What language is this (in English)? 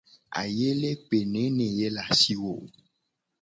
Gen